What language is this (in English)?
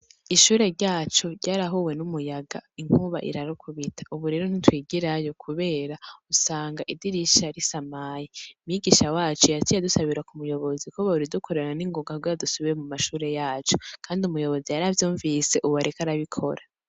Rundi